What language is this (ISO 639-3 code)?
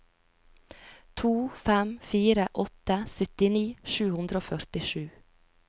nor